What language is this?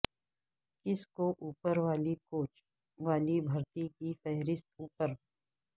Urdu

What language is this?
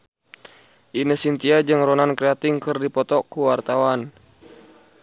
Sundanese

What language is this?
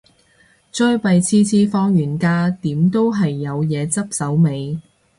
Cantonese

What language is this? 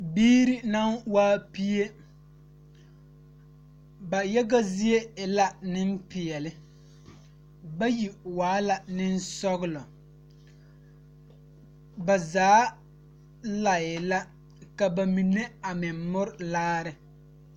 Southern Dagaare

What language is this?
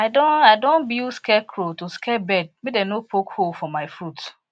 Nigerian Pidgin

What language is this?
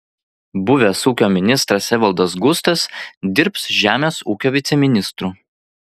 Lithuanian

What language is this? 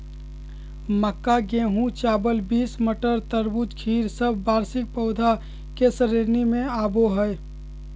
Magahi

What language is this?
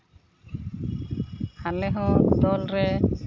Santali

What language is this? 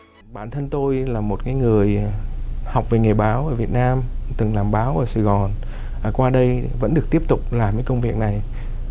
Vietnamese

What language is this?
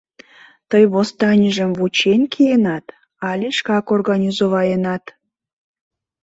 Mari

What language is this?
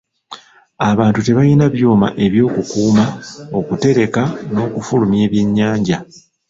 Ganda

